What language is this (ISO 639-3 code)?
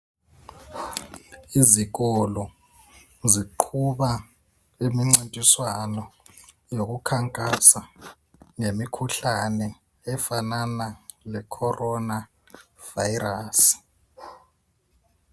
nde